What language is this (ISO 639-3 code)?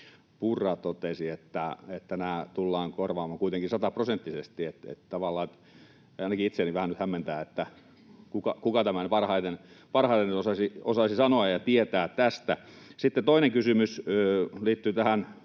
fin